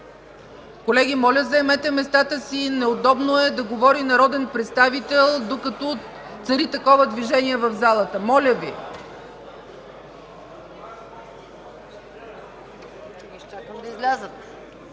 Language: Bulgarian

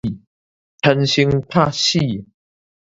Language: Min Nan Chinese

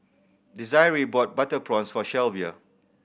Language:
English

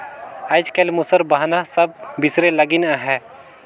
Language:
Chhattisgarhi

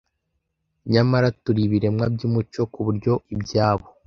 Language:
Kinyarwanda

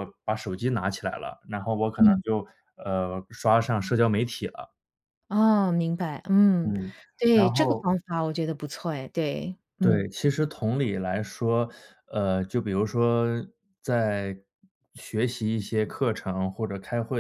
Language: Chinese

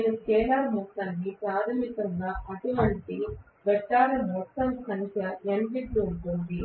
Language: Telugu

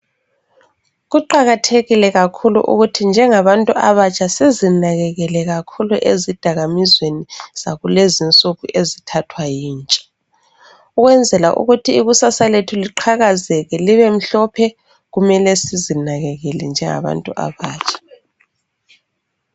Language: North Ndebele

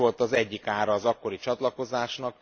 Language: Hungarian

